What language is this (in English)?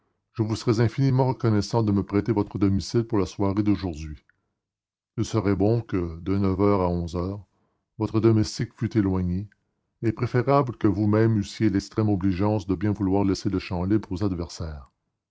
French